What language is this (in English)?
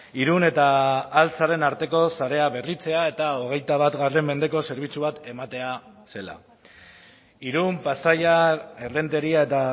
Basque